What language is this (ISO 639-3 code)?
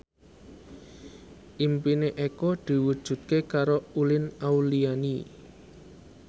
jav